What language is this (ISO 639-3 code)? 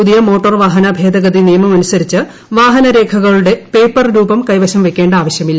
mal